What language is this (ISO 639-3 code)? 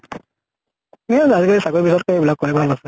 asm